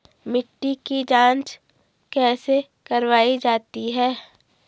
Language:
Hindi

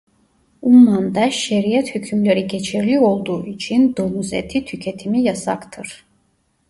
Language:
Turkish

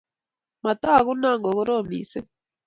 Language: Kalenjin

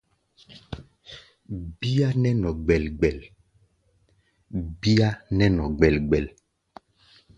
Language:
Gbaya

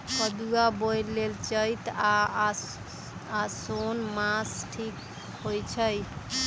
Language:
Magahi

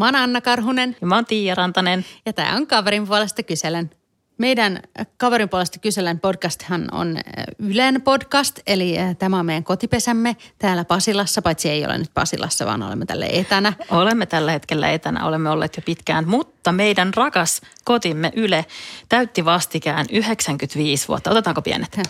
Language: Finnish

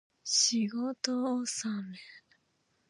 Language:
Japanese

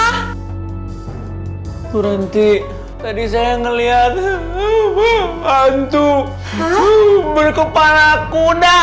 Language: Indonesian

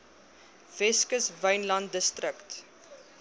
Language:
Afrikaans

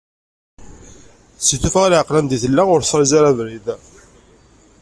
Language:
Kabyle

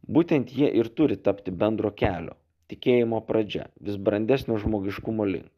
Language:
Lithuanian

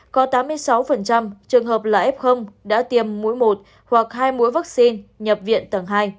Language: Vietnamese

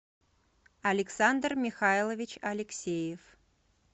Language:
Russian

